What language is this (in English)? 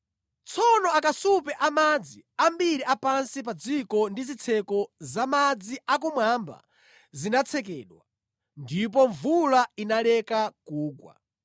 Nyanja